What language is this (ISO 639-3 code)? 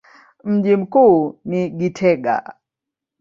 swa